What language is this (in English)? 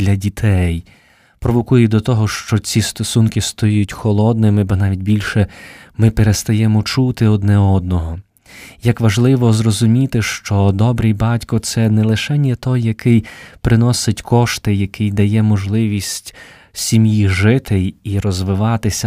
Ukrainian